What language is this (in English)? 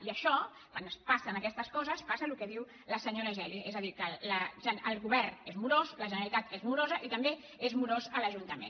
Catalan